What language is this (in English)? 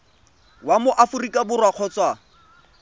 Tswana